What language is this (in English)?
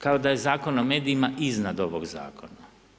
Croatian